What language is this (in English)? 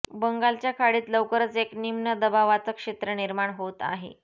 Marathi